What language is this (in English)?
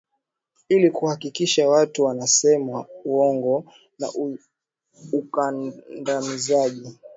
Swahili